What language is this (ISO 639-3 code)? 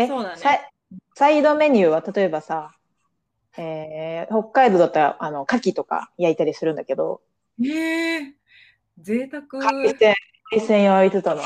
jpn